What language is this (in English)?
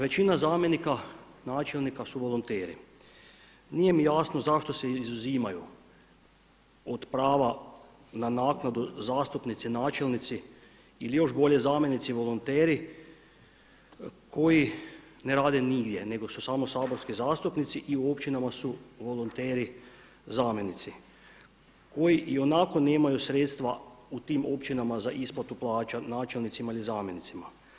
Croatian